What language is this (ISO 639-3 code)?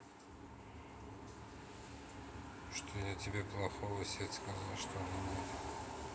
rus